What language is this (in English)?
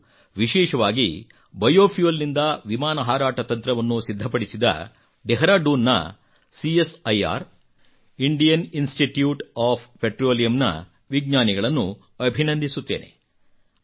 Kannada